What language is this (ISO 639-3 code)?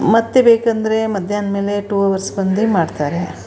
kan